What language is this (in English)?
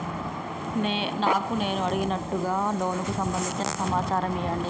Telugu